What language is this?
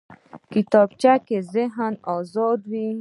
Pashto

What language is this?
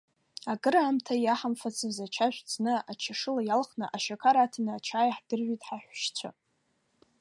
Abkhazian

